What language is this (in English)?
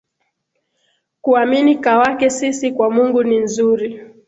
Swahili